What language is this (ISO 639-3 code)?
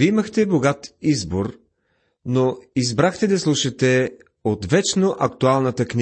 bul